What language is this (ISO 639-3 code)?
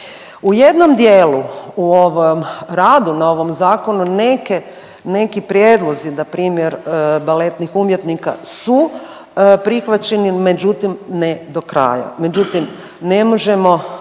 hrv